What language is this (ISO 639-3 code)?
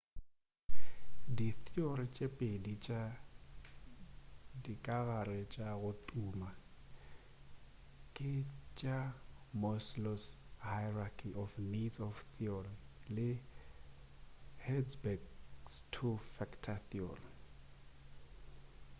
nso